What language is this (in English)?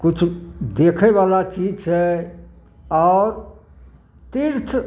Maithili